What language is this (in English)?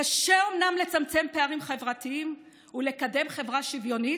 Hebrew